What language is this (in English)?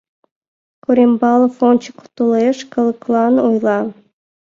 Mari